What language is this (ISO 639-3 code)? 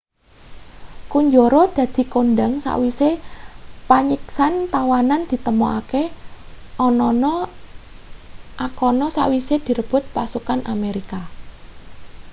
jav